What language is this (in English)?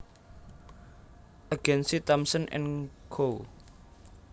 Javanese